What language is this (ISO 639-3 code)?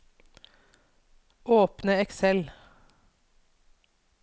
nor